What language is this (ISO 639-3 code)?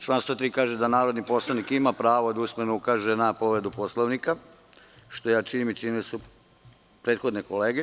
srp